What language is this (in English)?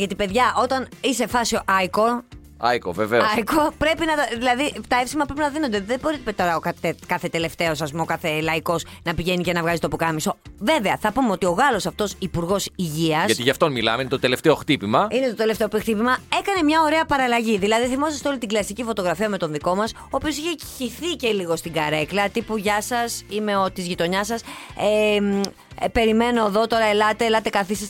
Greek